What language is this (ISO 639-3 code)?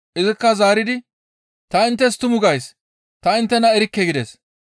gmv